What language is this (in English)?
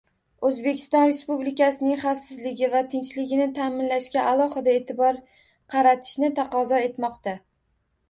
Uzbek